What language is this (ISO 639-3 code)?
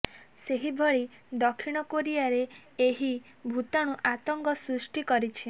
ori